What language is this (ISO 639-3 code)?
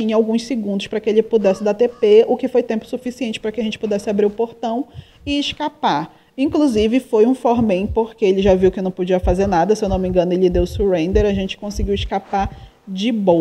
por